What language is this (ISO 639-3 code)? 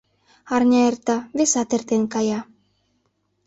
chm